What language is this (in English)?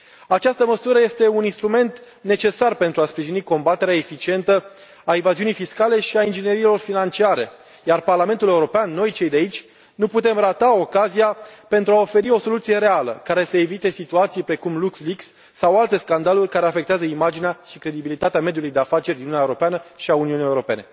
Romanian